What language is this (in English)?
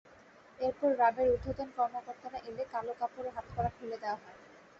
Bangla